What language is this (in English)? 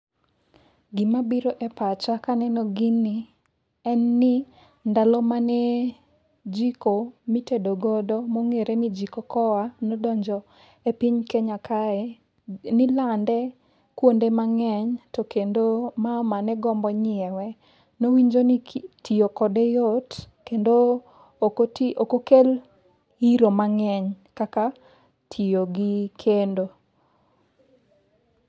Luo (Kenya and Tanzania)